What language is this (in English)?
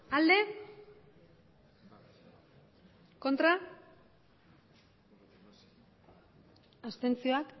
Basque